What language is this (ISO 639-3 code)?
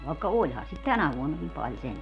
fin